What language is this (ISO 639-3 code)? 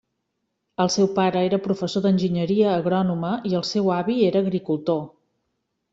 cat